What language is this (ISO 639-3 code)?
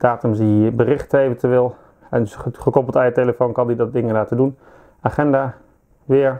nld